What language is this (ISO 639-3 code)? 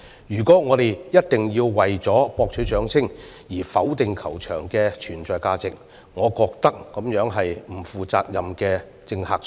yue